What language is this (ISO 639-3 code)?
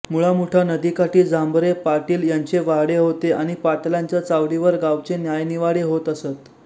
mar